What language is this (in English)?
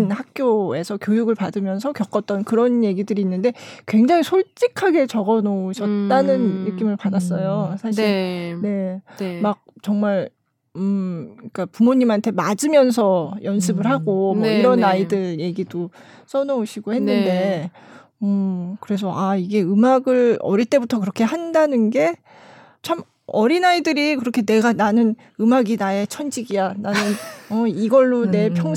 Korean